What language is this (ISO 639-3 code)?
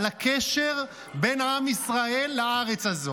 heb